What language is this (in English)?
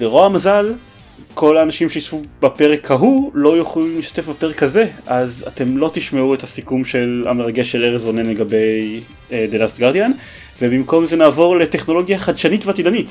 Hebrew